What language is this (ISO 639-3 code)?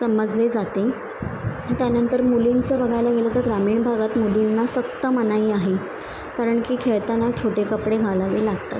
mar